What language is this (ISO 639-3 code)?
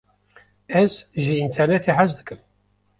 kur